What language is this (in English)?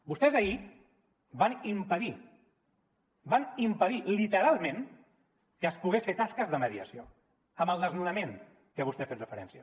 Catalan